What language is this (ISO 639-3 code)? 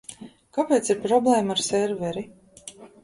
lav